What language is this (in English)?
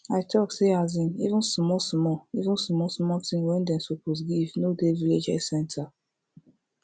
Nigerian Pidgin